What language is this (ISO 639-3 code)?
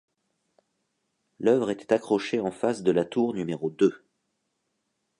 fra